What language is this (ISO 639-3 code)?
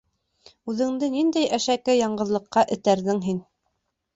bak